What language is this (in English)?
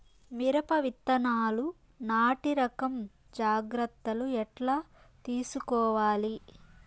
Telugu